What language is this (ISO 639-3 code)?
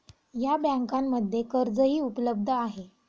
mar